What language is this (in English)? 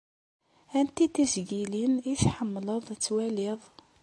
Kabyle